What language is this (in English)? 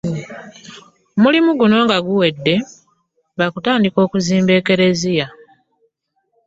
Ganda